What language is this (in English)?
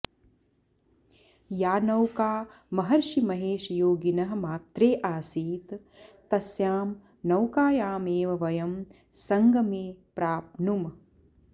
Sanskrit